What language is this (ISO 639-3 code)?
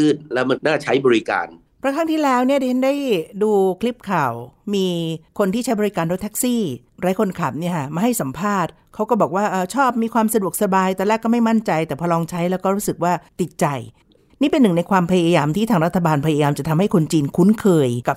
tha